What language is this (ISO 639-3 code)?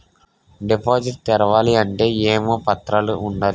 tel